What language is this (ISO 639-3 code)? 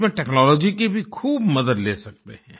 hin